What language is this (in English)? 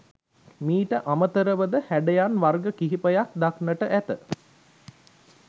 Sinhala